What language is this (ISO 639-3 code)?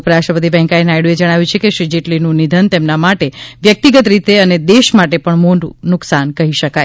guj